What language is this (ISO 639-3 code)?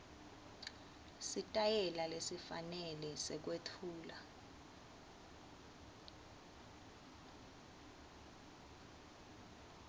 ssw